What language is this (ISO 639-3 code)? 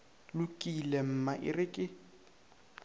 nso